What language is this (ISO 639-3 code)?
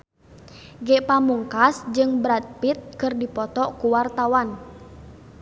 sun